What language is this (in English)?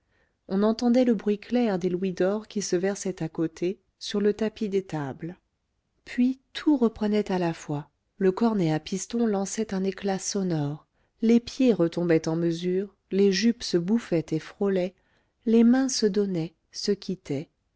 French